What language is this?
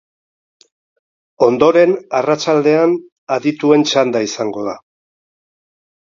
Basque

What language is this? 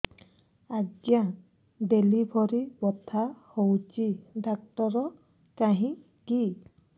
Odia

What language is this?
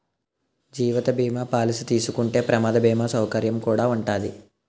Telugu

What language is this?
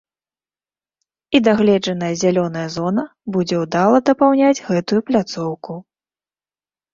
Belarusian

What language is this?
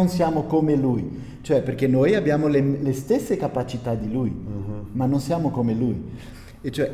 Italian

